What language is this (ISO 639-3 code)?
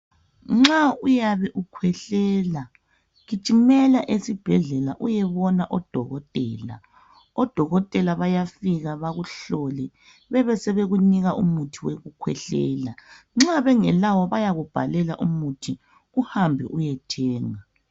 nde